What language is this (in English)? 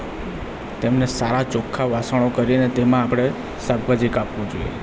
Gujarati